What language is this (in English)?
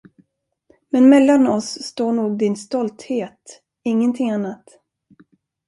Swedish